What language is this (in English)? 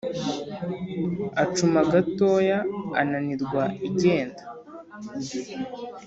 Kinyarwanda